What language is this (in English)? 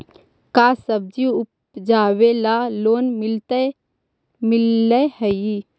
Magahi